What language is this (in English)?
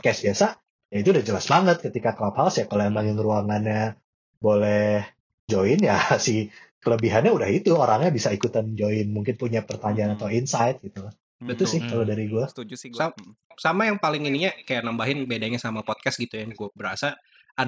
Indonesian